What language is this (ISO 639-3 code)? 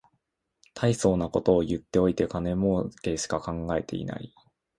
jpn